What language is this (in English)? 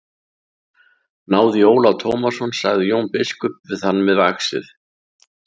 Icelandic